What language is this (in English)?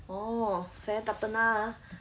English